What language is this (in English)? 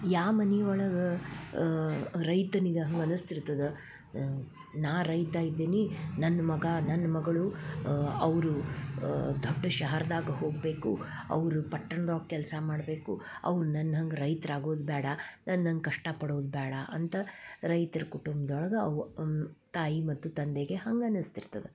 Kannada